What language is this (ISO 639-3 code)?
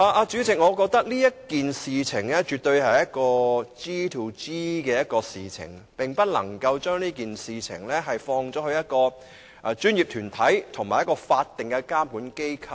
yue